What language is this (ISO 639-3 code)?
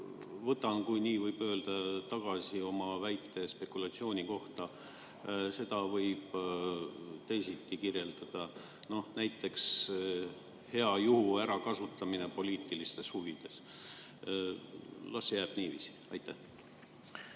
est